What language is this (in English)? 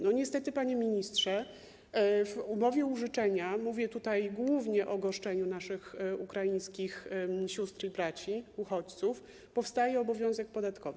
Polish